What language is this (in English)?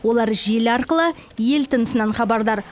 Kazakh